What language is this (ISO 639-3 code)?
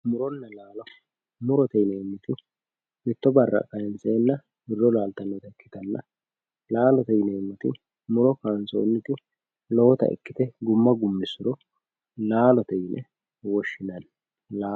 sid